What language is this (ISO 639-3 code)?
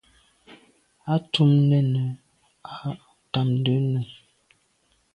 byv